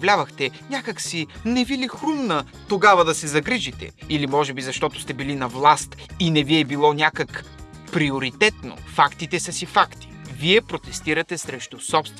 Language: Bulgarian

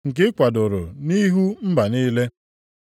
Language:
Igbo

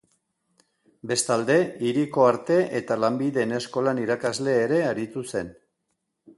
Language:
Basque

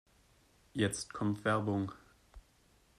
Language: German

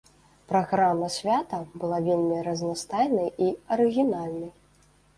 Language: Belarusian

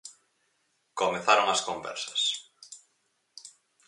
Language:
Galician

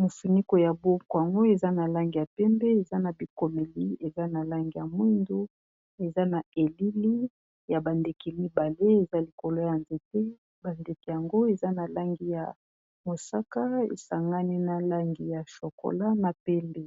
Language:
Lingala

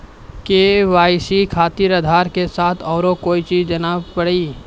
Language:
Maithili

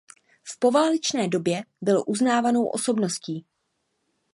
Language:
Czech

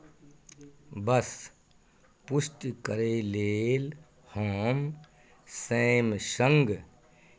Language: Maithili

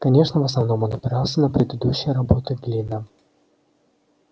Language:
Russian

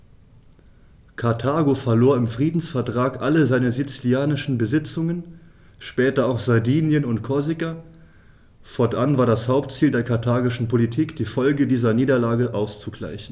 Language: German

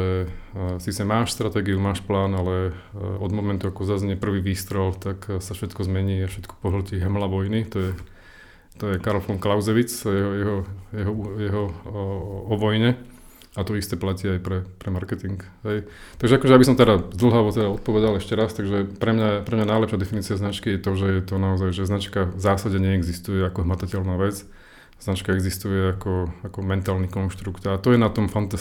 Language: Slovak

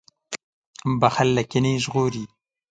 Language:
Pashto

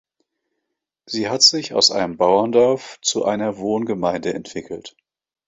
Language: German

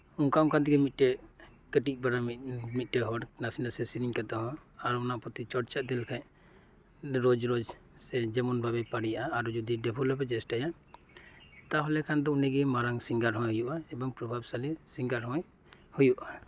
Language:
Santali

